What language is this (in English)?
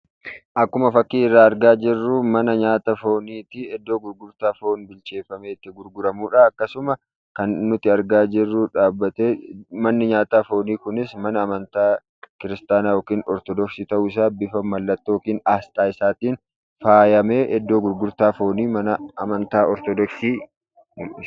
Oromo